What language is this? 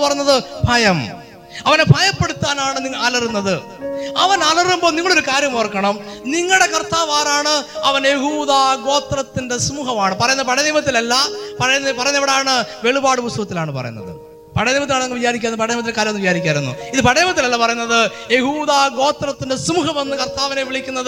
Malayalam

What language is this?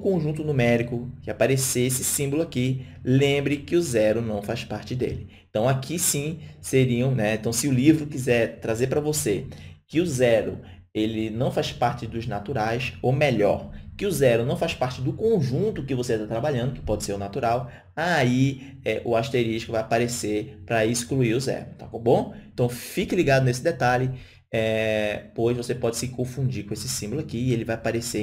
Portuguese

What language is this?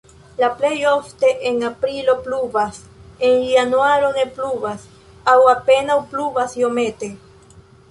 Esperanto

